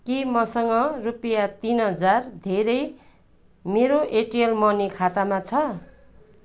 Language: Nepali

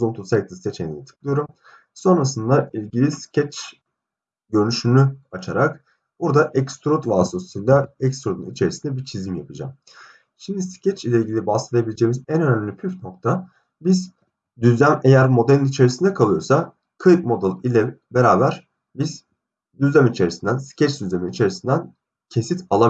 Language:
Turkish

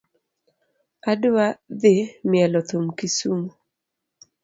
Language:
Luo (Kenya and Tanzania)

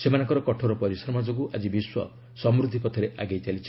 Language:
Odia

